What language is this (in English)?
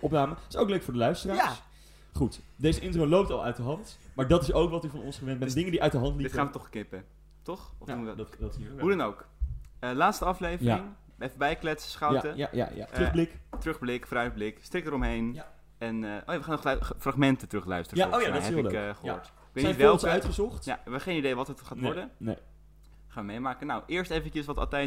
Dutch